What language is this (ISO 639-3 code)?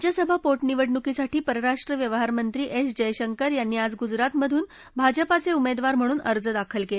mar